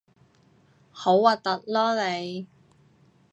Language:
Cantonese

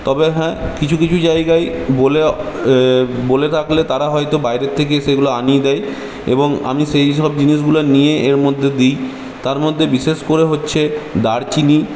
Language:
Bangla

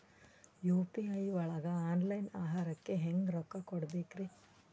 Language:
Kannada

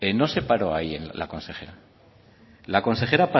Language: Spanish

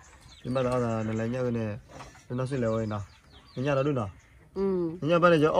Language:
Thai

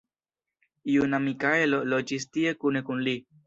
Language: Esperanto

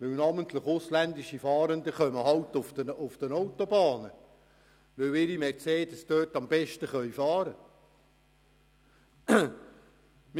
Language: Swiss German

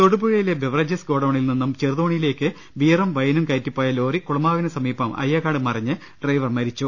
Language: Malayalam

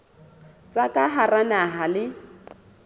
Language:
Southern Sotho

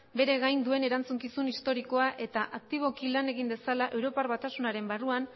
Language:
Basque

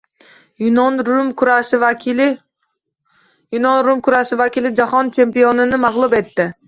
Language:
Uzbek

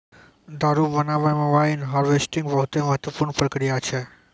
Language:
Maithili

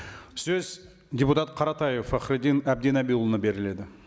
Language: Kazakh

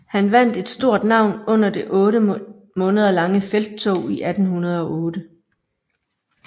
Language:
Danish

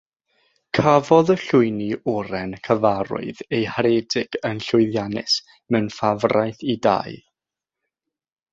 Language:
Welsh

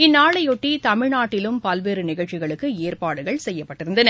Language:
Tamil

